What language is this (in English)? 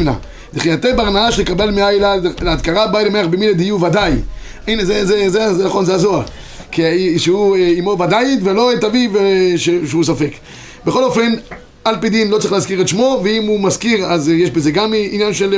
Hebrew